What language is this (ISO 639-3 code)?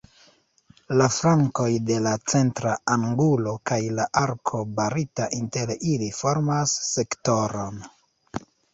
epo